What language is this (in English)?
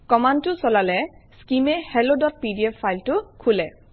Assamese